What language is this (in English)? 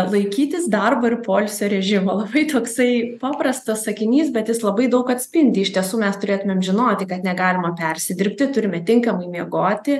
Lithuanian